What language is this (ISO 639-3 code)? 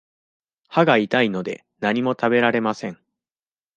jpn